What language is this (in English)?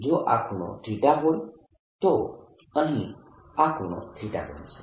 Gujarati